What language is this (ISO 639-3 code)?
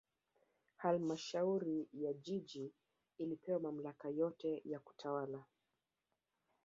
swa